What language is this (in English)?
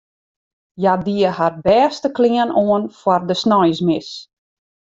Western Frisian